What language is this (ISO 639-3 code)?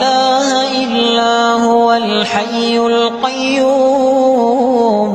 ara